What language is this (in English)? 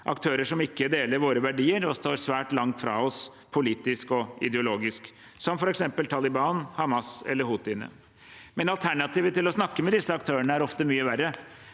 Norwegian